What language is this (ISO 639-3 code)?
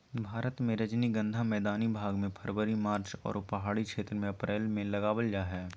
mag